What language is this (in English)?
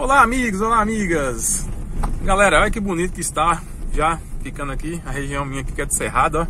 Portuguese